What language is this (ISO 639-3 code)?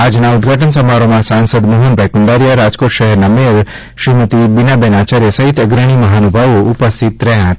guj